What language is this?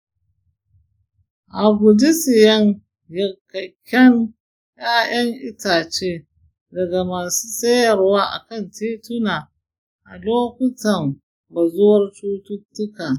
Hausa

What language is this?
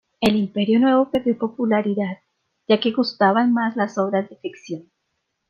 Spanish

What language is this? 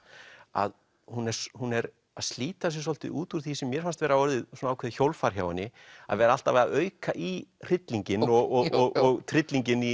Icelandic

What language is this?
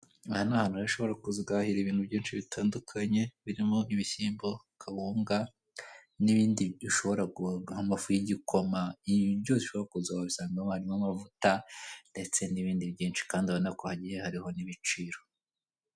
Kinyarwanda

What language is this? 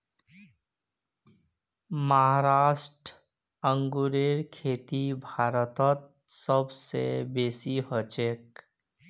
Magahi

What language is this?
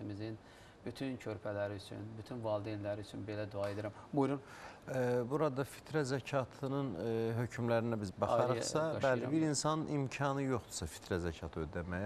Turkish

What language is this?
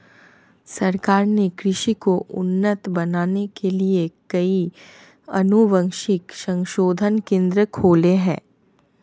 Hindi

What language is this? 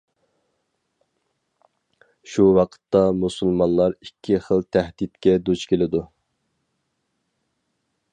Uyghur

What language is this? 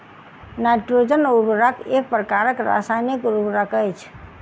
Maithili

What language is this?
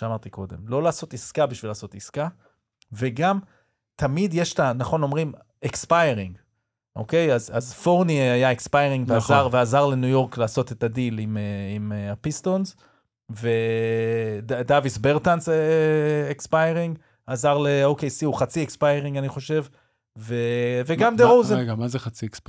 Hebrew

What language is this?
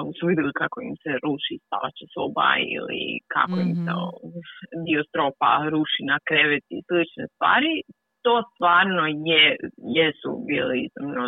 Croatian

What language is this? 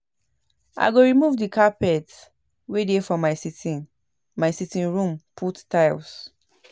Nigerian Pidgin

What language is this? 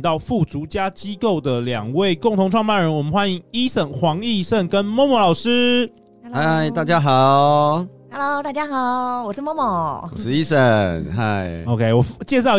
Chinese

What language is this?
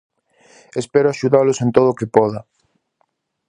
Galician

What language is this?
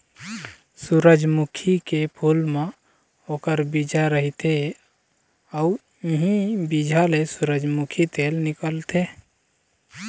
Chhattisgarhi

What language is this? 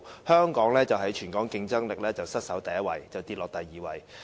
Cantonese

